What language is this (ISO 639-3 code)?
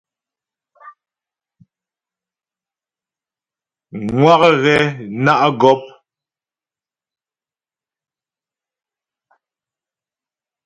bbj